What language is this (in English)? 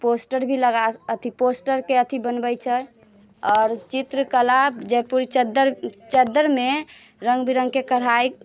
Maithili